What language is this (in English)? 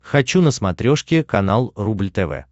Russian